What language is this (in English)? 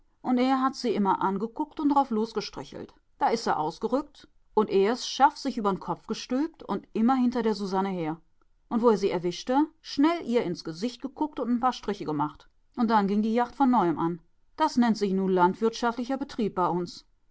German